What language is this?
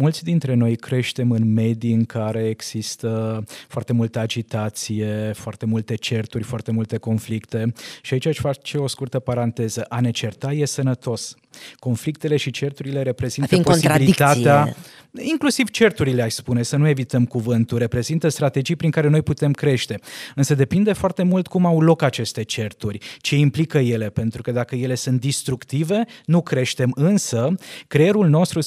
Romanian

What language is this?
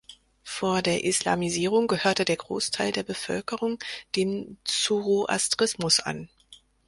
German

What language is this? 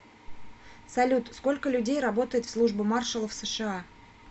Russian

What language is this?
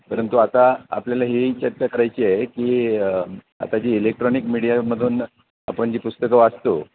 Marathi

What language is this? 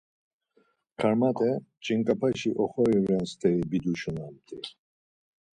Laz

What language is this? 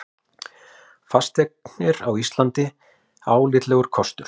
Icelandic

